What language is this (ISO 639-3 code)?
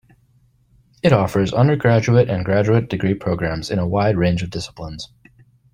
eng